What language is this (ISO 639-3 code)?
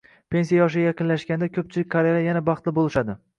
uzb